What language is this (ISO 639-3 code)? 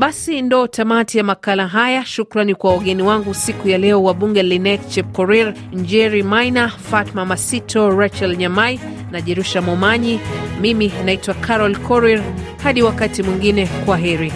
swa